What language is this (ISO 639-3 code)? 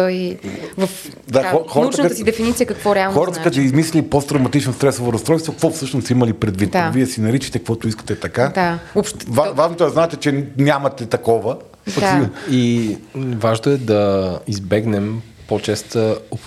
bul